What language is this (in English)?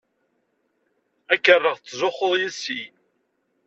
Kabyle